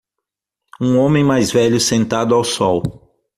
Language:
Portuguese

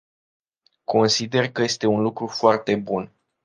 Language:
Romanian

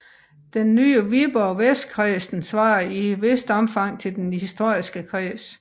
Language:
Danish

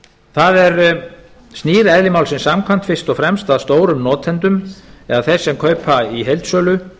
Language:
Icelandic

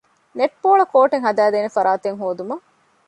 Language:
Divehi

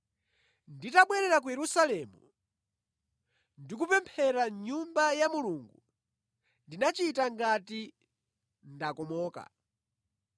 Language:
Nyanja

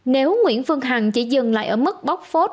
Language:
Vietnamese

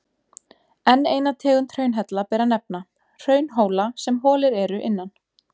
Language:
Icelandic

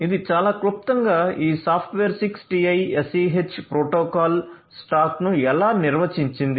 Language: Telugu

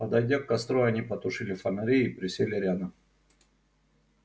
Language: Russian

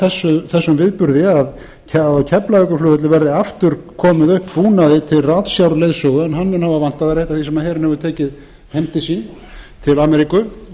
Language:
Icelandic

